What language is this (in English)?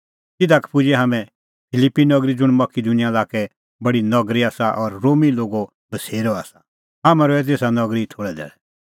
Kullu Pahari